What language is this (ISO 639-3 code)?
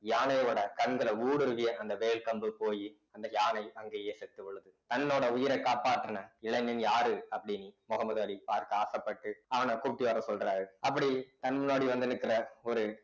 tam